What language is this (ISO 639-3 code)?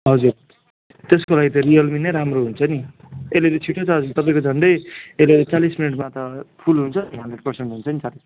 nep